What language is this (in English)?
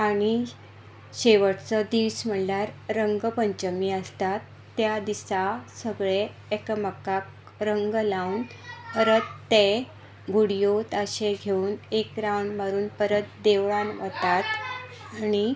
Konkani